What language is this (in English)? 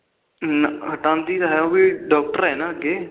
Punjabi